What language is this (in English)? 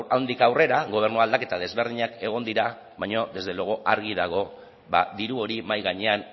Basque